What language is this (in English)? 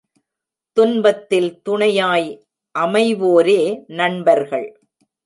Tamil